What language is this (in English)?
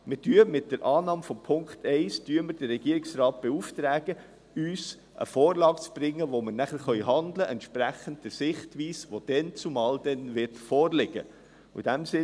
Swiss German